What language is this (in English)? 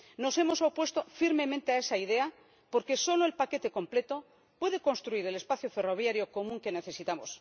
Spanish